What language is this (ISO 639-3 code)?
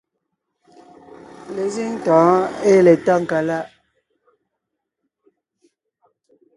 nnh